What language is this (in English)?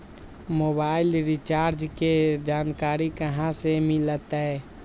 Magahi